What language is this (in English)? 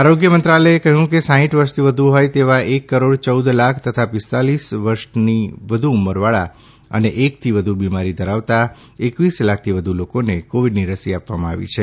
Gujarati